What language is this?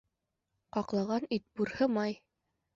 Bashkir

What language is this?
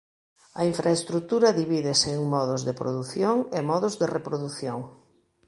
Galician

